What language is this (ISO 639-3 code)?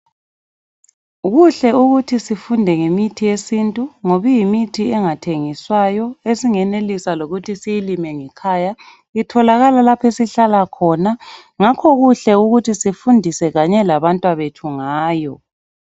nde